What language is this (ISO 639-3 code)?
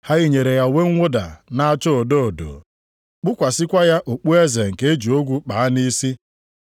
ibo